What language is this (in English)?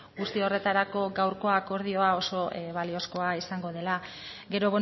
Basque